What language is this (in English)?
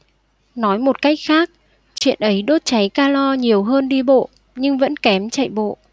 Vietnamese